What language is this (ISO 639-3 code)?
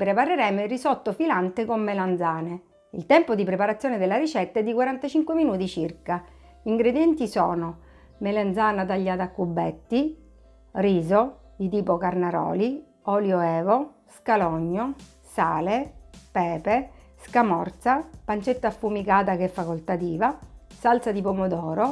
ita